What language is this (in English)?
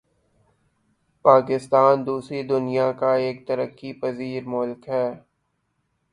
Urdu